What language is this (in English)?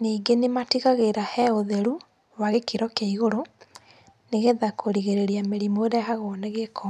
Kikuyu